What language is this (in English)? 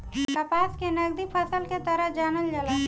Bhojpuri